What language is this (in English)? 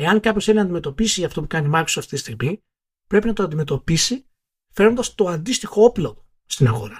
Greek